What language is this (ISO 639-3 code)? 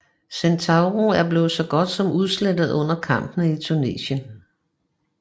dan